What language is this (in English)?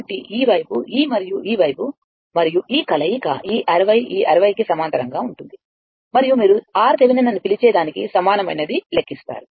Telugu